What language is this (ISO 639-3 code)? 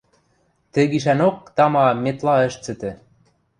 mrj